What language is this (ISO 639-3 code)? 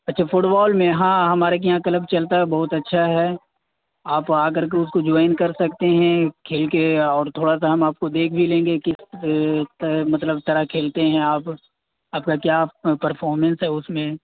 urd